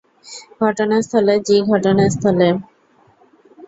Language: Bangla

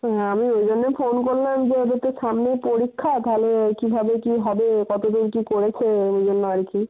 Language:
Bangla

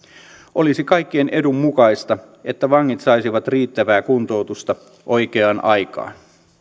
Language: Finnish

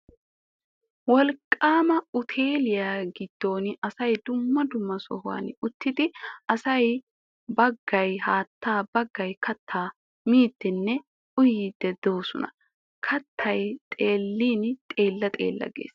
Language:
Wolaytta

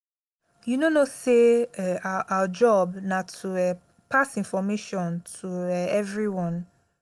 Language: Nigerian Pidgin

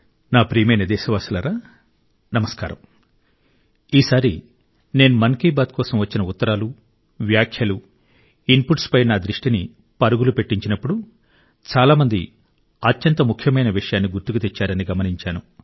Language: Telugu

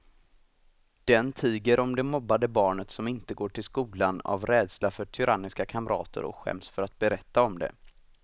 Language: Swedish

